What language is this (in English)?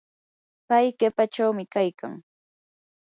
Yanahuanca Pasco Quechua